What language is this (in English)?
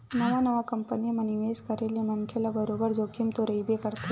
Chhattisgarhi